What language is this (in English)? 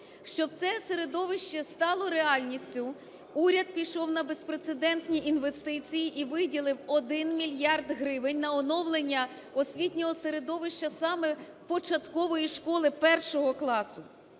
Ukrainian